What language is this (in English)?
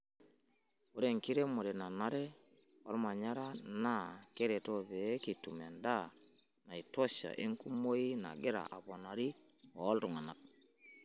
Masai